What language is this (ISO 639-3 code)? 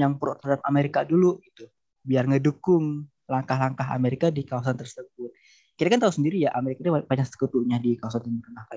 ind